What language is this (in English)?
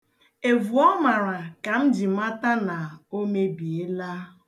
Igbo